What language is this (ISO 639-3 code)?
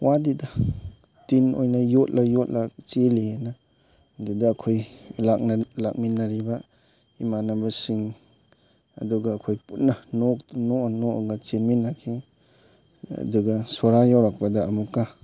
mni